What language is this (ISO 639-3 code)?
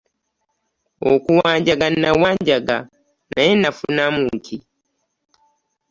lug